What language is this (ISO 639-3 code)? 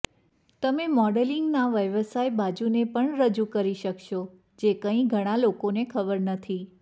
guj